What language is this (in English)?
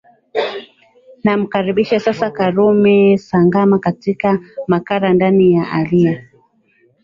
Swahili